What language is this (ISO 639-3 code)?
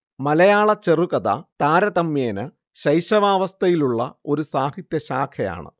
mal